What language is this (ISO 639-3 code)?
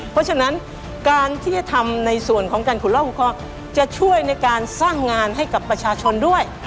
tha